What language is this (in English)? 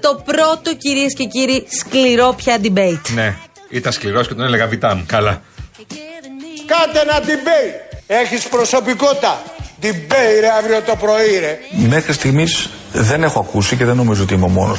Greek